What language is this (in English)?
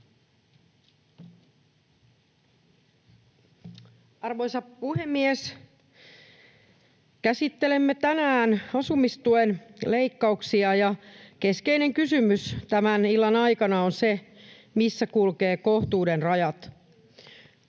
Finnish